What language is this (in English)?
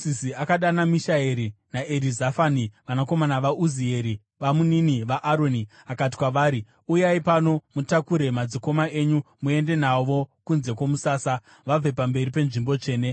Shona